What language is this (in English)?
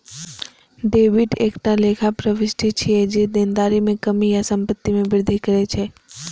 Maithili